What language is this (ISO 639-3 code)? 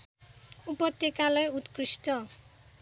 nep